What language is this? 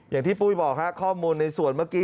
Thai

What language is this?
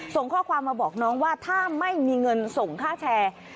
Thai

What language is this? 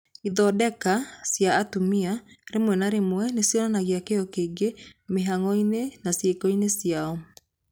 Kikuyu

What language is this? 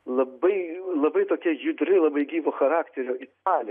Lithuanian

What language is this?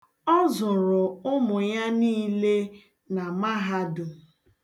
Igbo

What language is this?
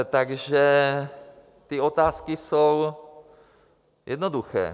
Czech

